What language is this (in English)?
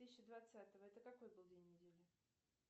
Russian